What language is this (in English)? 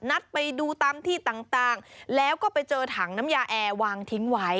Thai